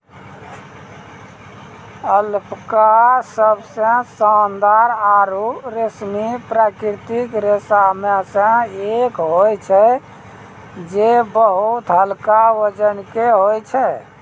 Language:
Maithili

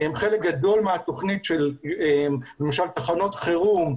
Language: Hebrew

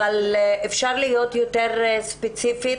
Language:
Hebrew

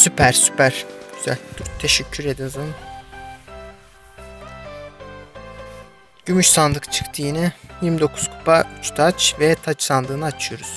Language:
Turkish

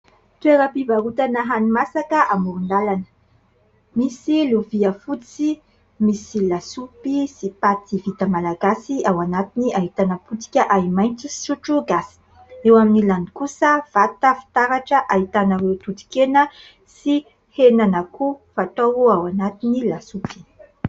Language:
Malagasy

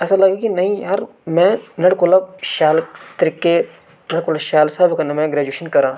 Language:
Dogri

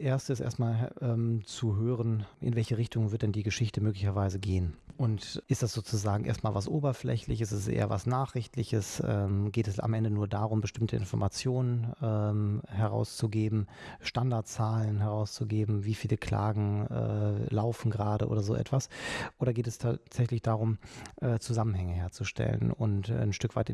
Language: German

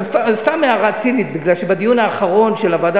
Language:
Hebrew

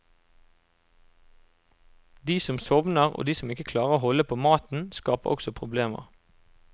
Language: Norwegian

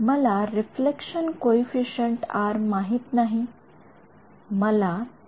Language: Marathi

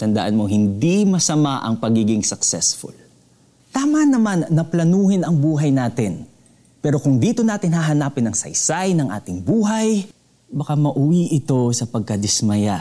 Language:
Filipino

